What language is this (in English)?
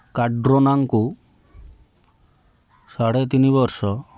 Odia